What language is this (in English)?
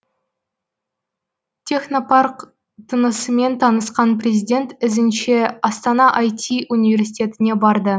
Kazakh